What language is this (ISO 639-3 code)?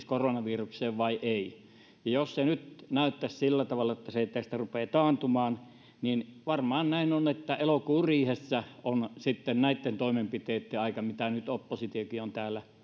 fin